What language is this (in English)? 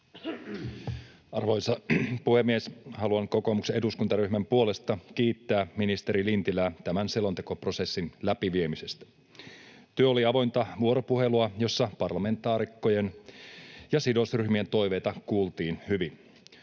Finnish